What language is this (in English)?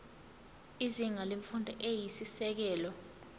Zulu